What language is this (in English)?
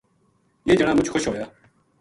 Gujari